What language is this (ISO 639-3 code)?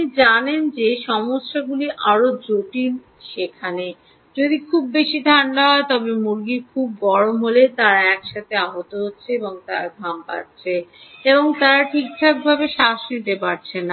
ben